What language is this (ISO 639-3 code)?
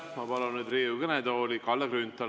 est